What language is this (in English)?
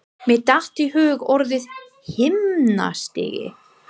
Icelandic